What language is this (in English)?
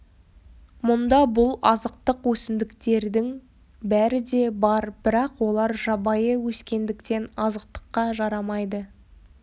Kazakh